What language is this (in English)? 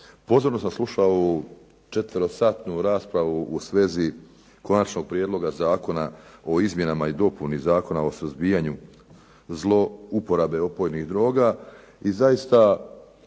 Croatian